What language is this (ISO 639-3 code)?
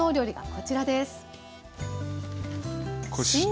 jpn